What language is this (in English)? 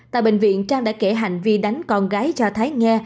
Vietnamese